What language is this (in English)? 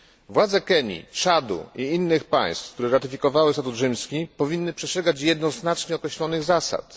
Polish